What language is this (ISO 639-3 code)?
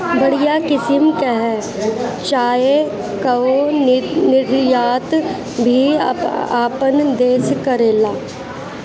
bho